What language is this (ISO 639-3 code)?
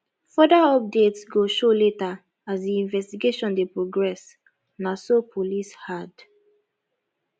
pcm